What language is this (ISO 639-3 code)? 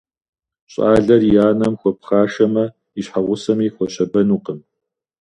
kbd